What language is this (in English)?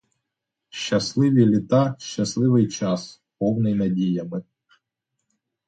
Ukrainian